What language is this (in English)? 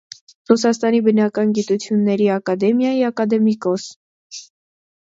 Armenian